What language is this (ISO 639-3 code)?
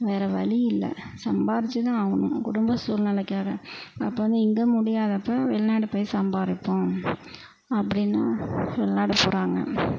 tam